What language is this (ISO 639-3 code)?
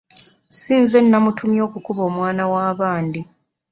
lug